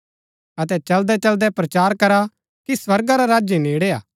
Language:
Gaddi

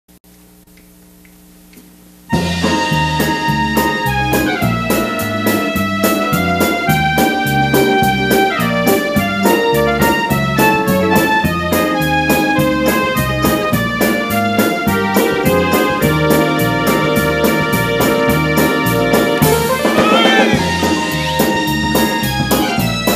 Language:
Spanish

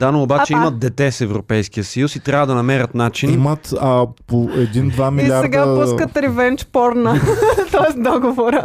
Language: Bulgarian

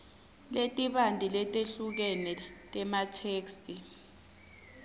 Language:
Swati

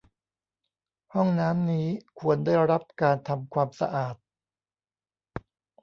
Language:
Thai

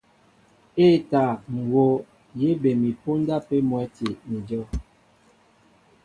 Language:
Mbo (Cameroon)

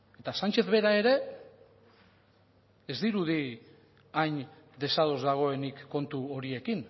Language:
Basque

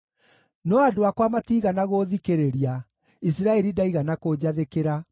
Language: Kikuyu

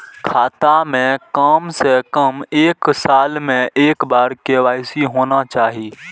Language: Maithili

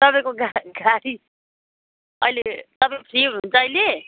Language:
Nepali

